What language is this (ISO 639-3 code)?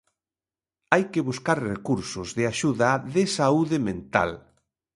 glg